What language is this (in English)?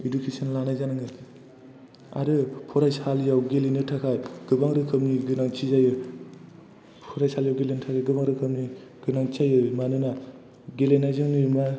Bodo